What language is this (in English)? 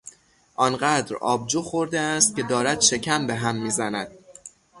Persian